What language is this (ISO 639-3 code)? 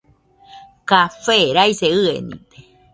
hux